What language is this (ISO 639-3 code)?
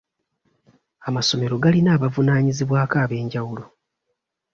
lug